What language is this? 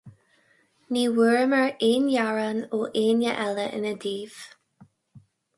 Irish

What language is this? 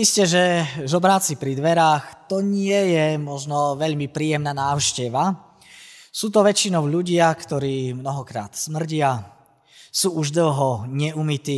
Slovak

